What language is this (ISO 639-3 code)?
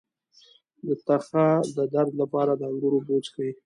pus